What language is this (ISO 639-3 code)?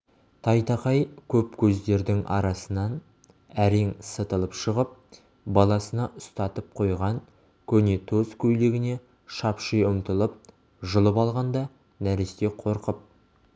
kaz